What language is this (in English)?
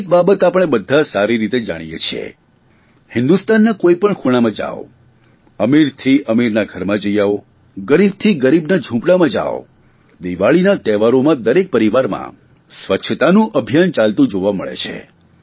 Gujarati